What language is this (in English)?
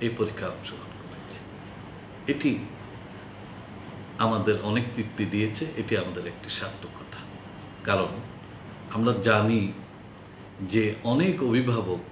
Hindi